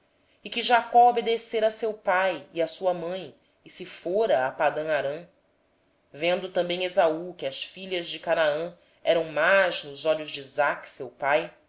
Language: Portuguese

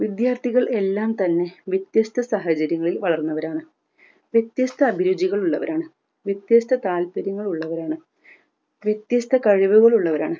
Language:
Malayalam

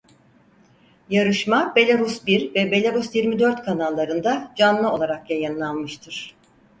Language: Turkish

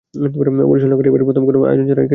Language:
Bangla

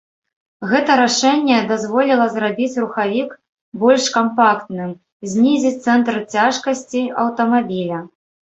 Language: Belarusian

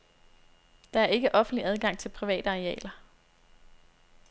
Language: Danish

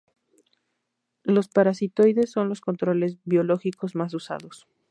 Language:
Spanish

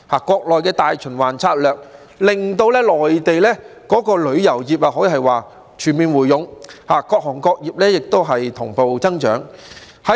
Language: Cantonese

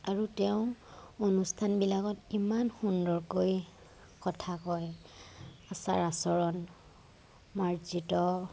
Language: Assamese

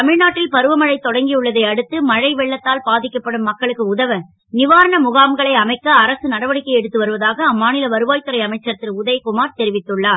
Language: Tamil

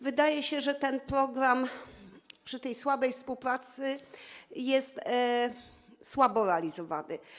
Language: Polish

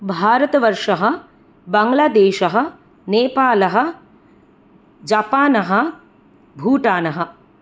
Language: Sanskrit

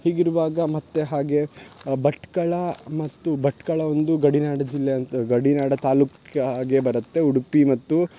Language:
Kannada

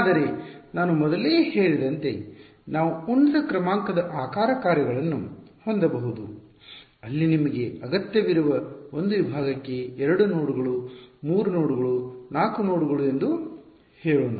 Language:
Kannada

